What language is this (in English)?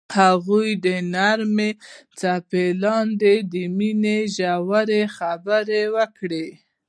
Pashto